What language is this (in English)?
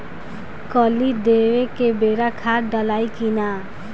Bhojpuri